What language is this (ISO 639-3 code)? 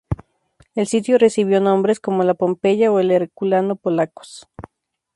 spa